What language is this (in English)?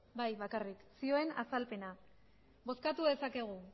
Basque